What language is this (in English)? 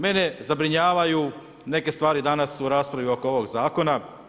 Croatian